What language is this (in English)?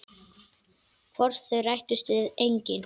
Icelandic